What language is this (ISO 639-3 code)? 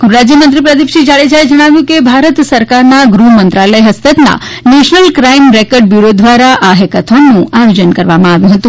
guj